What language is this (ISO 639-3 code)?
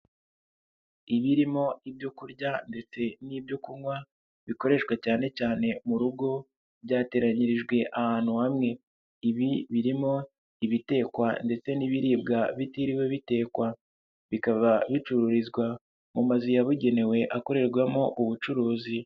kin